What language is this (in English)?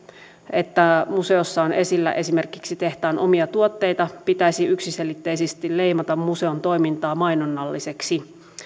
Finnish